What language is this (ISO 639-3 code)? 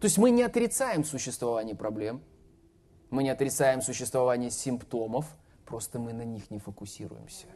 rus